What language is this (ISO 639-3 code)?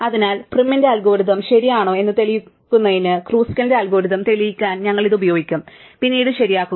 mal